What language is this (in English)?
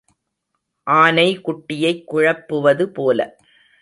Tamil